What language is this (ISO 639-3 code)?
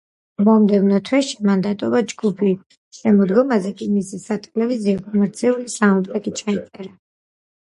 kat